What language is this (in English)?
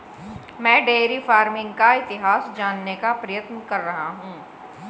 Hindi